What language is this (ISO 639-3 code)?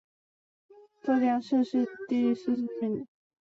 zho